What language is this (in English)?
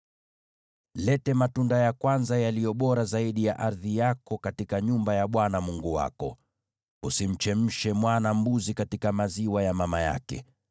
Swahili